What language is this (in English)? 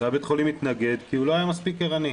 Hebrew